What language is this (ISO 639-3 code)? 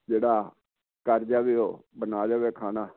pan